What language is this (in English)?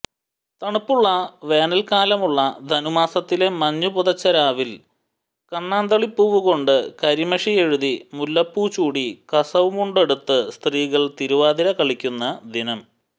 Malayalam